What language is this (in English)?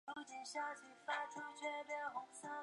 Chinese